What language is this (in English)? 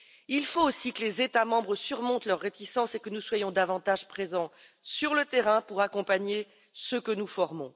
French